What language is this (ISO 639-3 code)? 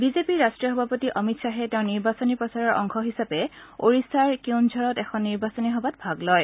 asm